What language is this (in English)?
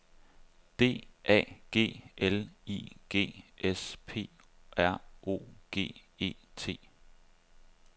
Danish